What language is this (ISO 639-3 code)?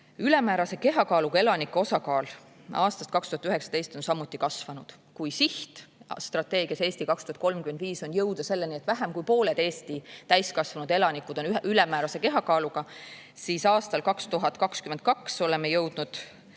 est